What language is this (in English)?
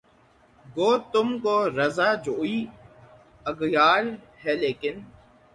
Urdu